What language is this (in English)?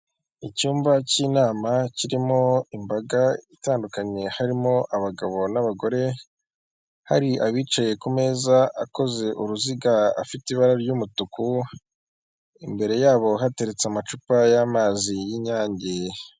Kinyarwanda